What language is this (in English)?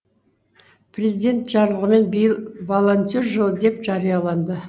Kazakh